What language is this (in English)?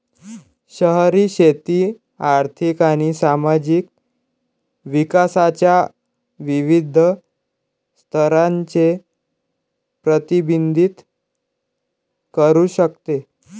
Marathi